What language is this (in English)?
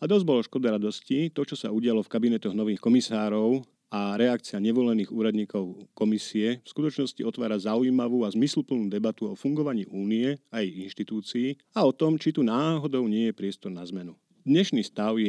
Slovak